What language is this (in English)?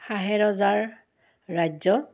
Assamese